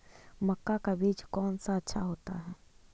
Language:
Magahi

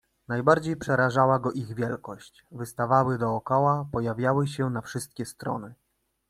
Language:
Polish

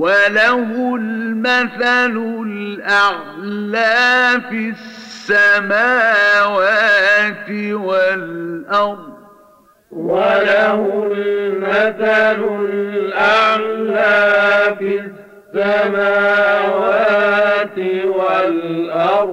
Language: Arabic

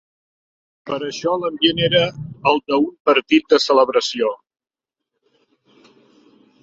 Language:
Catalan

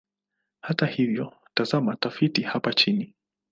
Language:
Swahili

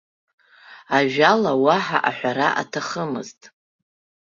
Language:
Abkhazian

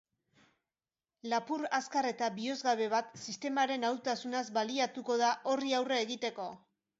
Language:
Basque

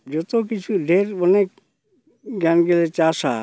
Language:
Santali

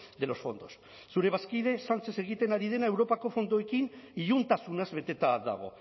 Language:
Basque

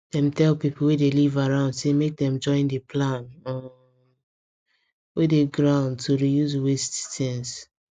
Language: Nigerian Pidgin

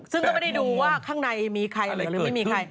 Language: Thai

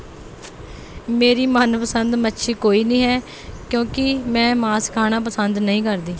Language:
Punjabi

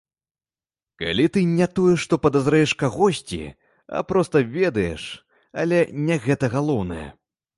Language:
Belarusian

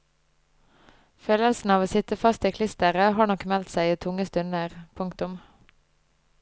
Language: Norwegian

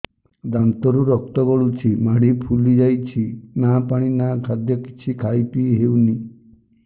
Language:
Odia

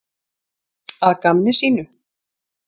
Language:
Icelandic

